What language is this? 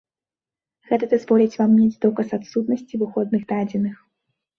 Belarusian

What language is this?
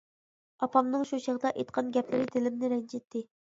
Uyghur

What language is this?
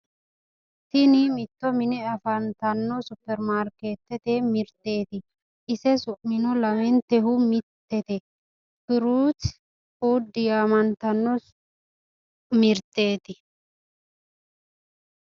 Sidamo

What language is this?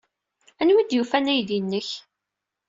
Kabyle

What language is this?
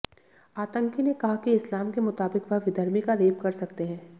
Hindi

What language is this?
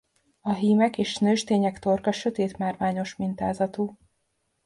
Hungarian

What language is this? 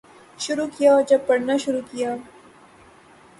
Urdu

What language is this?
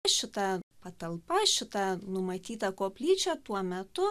Lithuanian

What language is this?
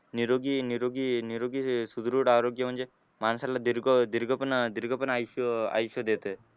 Marathi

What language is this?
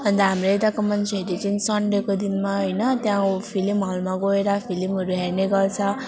Nepali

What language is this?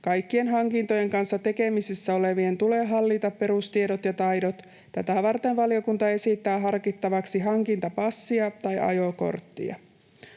Finnish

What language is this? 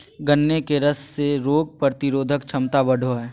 Magahi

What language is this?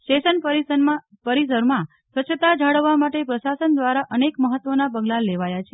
Gujarati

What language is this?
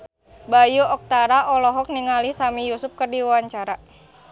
Sundanese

